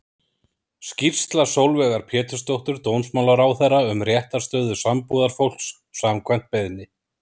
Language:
Icelandic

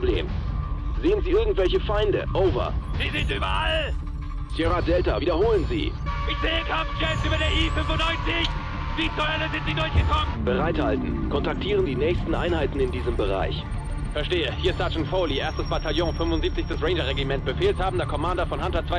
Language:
German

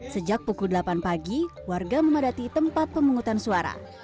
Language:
Indonesian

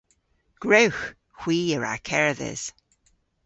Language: Cornish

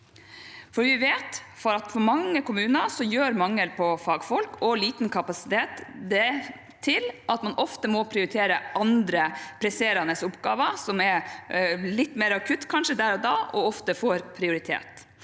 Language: Norwegian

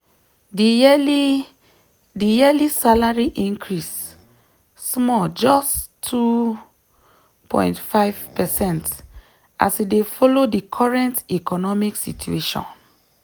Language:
Nigerian Pidgin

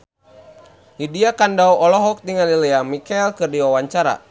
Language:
Sundanese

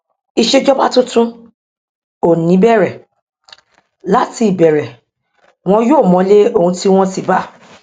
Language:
Yoruba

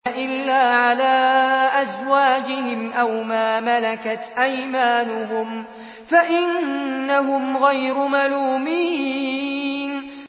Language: Arabic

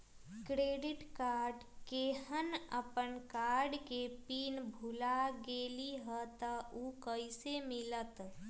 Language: Magahi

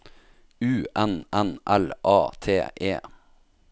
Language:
Norwegian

